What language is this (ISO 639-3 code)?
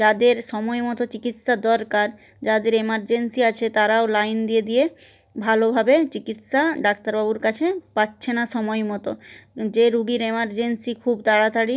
ben